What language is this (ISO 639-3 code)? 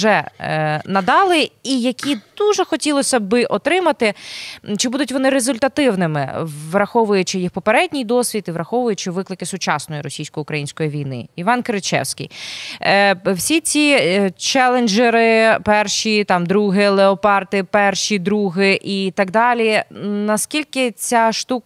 ukr